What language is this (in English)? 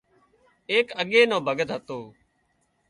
Wadiyara Koli